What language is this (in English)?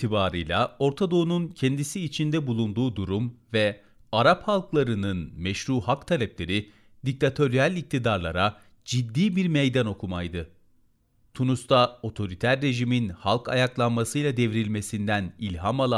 Turkish